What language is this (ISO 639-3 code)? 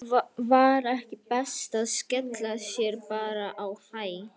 isl